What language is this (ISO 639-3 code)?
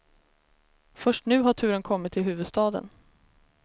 swe